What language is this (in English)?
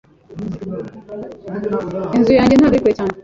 Kinyarwanda